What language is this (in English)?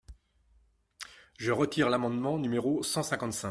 French